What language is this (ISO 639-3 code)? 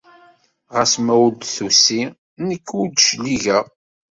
kab